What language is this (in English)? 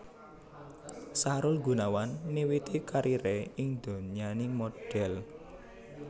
Javanese